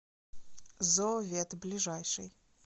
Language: Russian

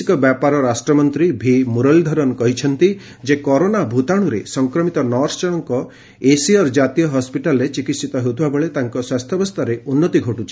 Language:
Odia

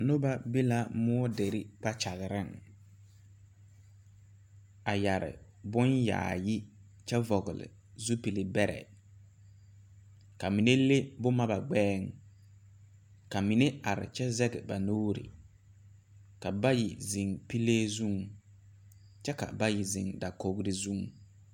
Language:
Southern Dagaare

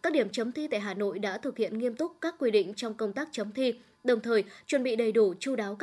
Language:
Vietnamese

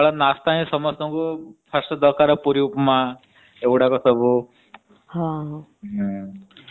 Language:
Odia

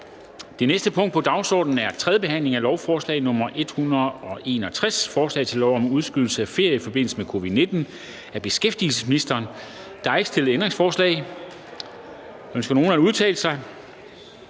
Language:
Danish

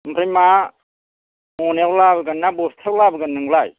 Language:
Bodo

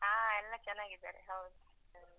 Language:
Kannada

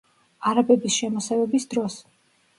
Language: Georgian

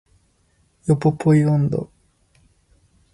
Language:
Japanese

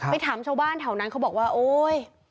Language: Thai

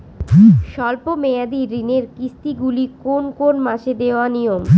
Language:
Bangla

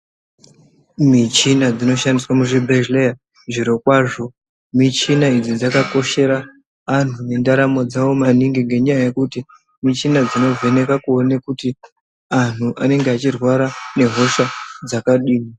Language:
Ndau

